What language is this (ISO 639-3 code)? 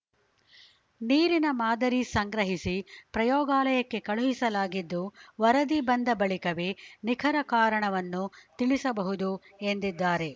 kan